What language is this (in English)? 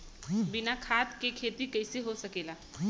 Bhojpuri